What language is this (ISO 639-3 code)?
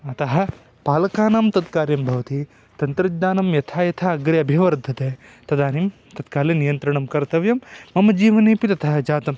san